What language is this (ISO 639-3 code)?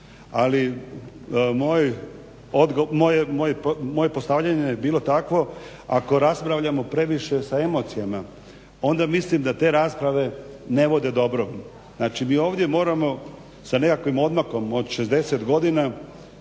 hrv